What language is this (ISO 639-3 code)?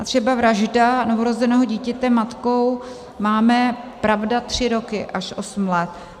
ces